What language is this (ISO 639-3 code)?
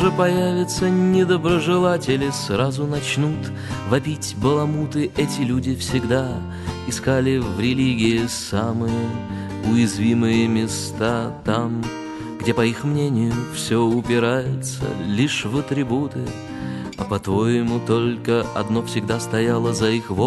rus